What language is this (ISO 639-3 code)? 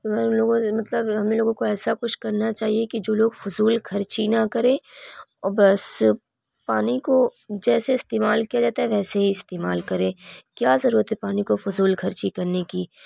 urd